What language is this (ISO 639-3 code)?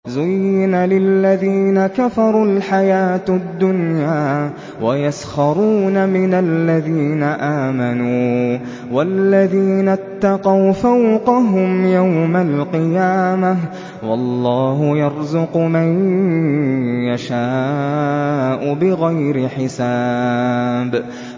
ara